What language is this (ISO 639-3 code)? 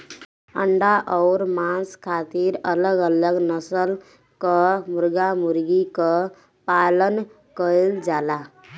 bho